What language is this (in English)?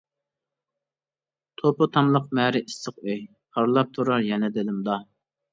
Uyghur